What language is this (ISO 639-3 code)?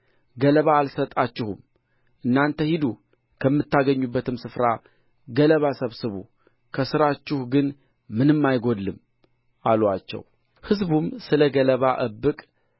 amh